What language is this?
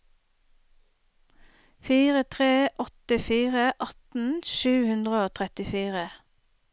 Norwegian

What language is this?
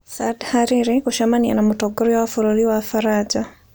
Kikuyu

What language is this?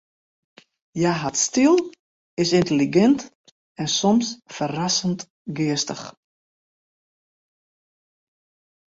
Western Frisian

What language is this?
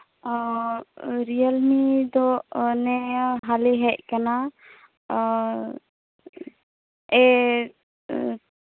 Santali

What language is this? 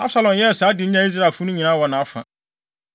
Akan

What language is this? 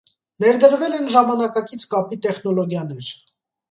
Armenian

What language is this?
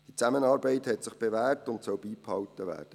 Swiss German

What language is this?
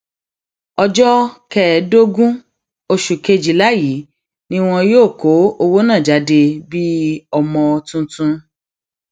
Yoruba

